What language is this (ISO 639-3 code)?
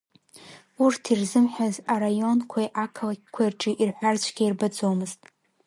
abk